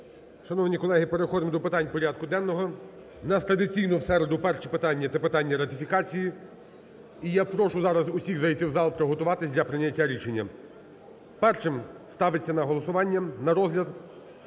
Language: Ukrainian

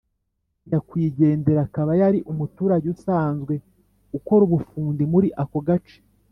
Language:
Kinyarwanda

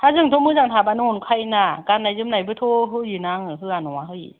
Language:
Bodo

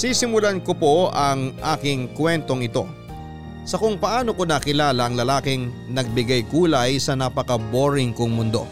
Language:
Filipino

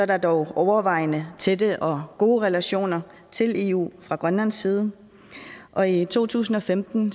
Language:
Danish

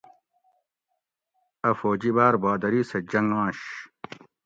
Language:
Gawri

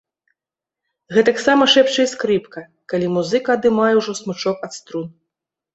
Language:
Belarusian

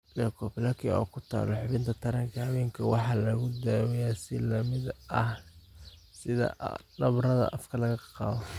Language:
Somali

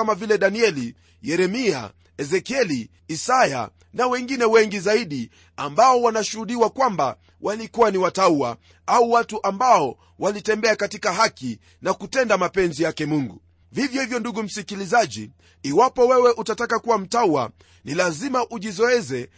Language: Swahili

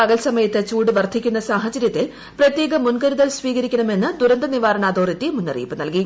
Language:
Malayalam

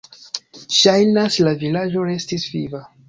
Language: Esperanto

